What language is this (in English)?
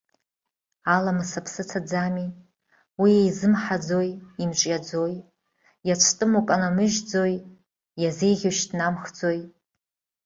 Abkhazian